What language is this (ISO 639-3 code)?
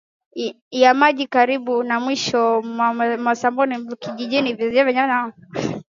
swa